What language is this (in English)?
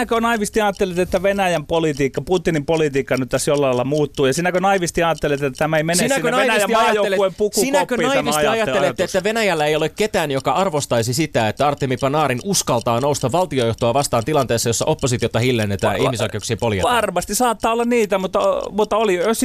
Finnish